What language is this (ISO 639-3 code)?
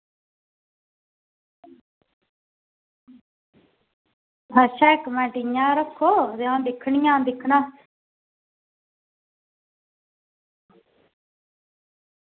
doi